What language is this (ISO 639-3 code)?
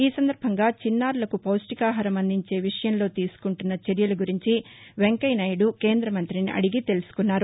tel